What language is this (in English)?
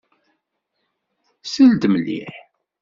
Kabyle